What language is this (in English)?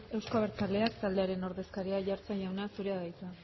Basque